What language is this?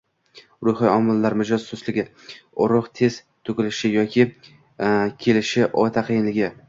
Uzbek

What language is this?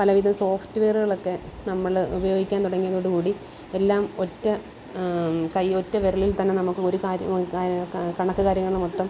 Malayalam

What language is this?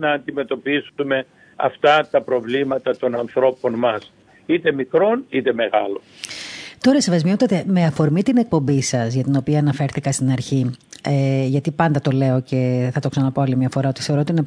Greek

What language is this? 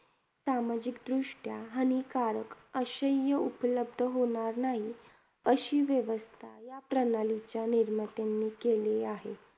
Marathi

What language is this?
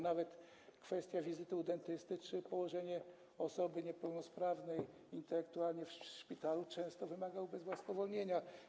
Polish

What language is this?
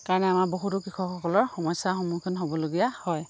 Assamese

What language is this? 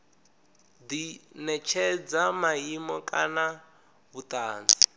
Venda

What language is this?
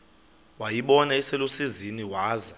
Xhosa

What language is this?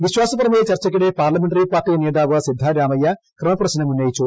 Malayalam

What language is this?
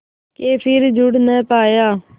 Hindi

